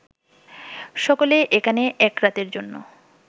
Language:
Bangla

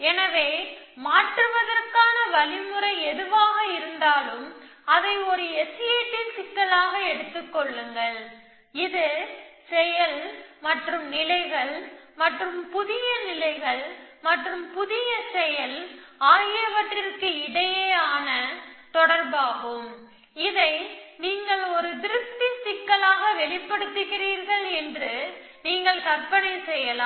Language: Tamil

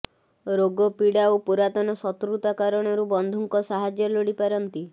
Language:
Odia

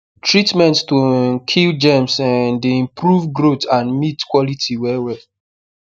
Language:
Nigerian Pidgin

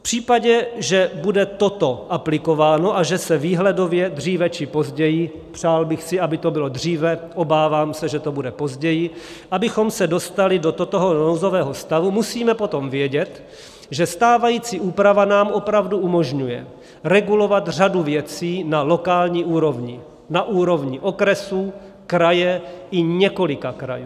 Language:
Czech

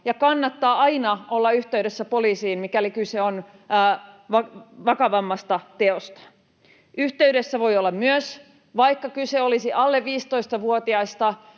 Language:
Finnish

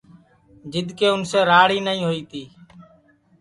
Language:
Sansi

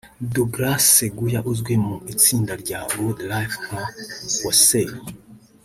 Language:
Kinyarwanda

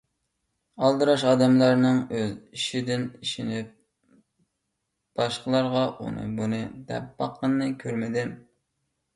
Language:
Uyghur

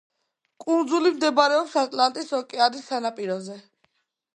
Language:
Georgian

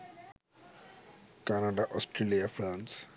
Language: Bangla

